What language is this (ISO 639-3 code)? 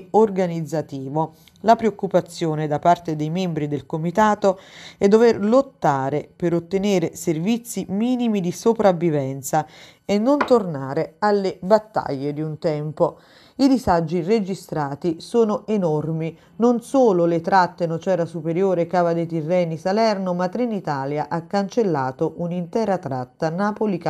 ita